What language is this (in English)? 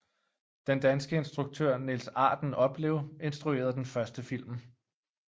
Danish